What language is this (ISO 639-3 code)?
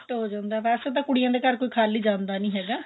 pan